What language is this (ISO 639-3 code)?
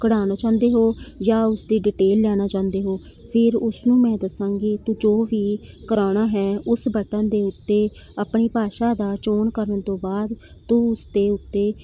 pan